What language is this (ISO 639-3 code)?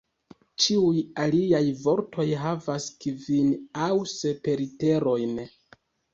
epo